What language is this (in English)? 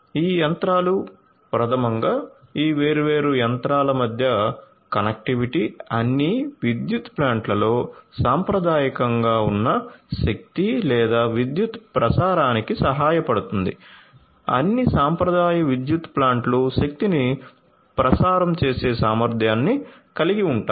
Telugu